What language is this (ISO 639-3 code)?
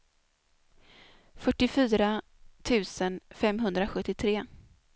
swe